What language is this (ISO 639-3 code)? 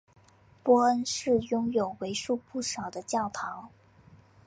zho